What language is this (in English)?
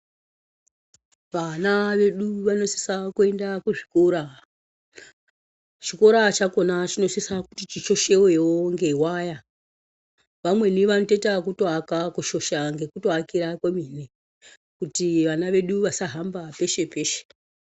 Ndau